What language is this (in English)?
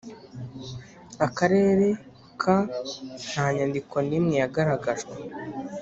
Kinyarwanda